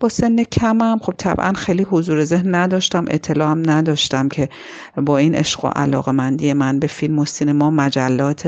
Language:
Persian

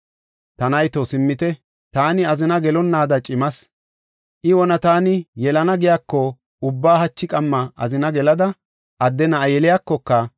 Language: Gofa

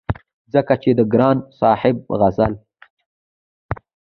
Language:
Pashto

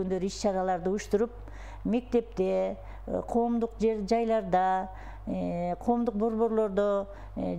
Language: Turkish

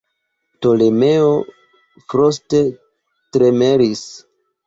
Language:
Esperanto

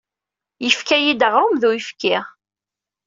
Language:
Kabyle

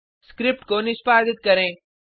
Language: Hindi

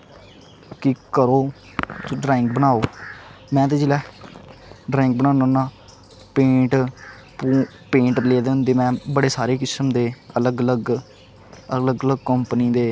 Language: Dogri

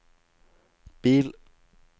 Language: Norwegian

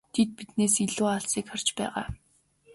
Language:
Mongolian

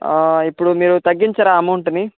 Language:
Telugu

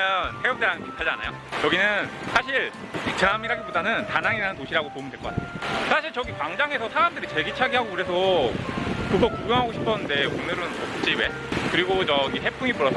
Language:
Korean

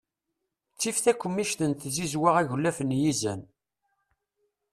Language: Kabyle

